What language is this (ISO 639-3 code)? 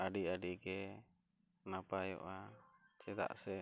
sat